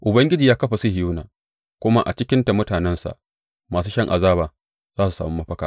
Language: Hausa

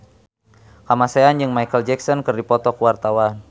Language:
Sundanese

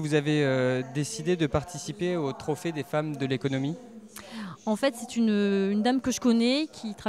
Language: French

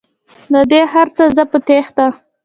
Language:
Pashto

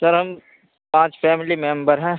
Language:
Urdu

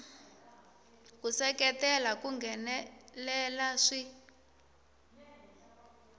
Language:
Tsonga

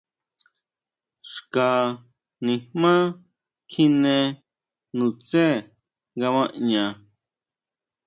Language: Huautla Mazatec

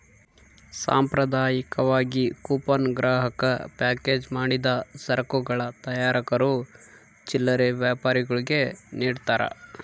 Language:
Kannada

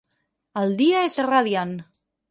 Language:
Catalan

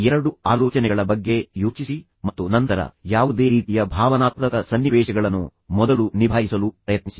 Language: Kannada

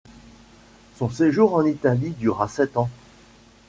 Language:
French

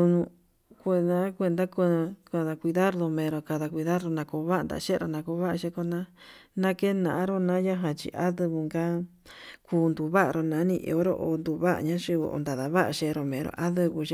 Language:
Yutanduchi Mixtec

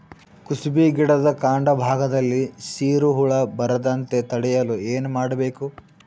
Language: Kannada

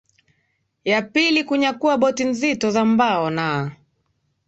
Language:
Swahili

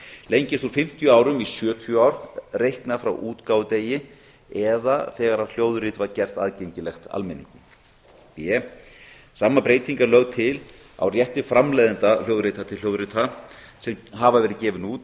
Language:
Icelandic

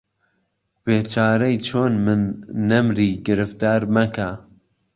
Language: Central Kurdish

